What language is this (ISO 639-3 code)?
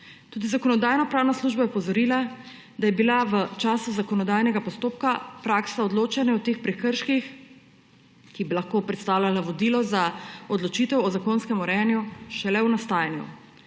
slv